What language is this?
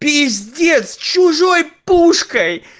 Russian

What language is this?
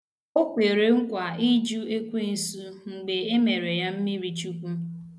Igbo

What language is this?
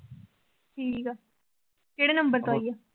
Punjabi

